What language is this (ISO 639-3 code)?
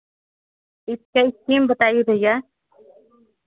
hin